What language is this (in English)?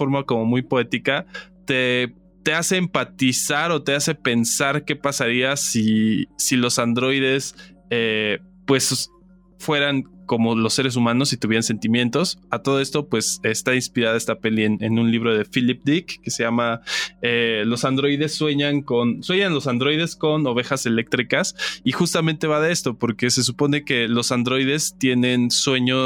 Spanish